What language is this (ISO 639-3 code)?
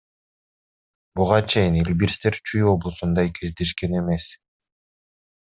kir